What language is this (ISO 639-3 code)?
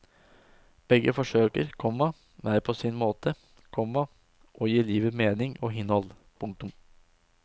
nor